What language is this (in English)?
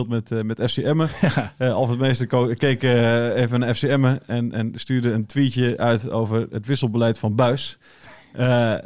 Dutch